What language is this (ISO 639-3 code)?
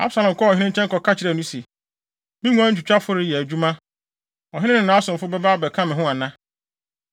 aka